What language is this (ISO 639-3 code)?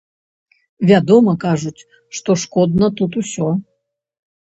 bel